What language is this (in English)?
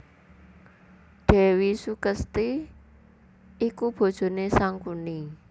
Javanese